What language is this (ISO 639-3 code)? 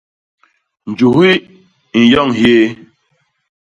bas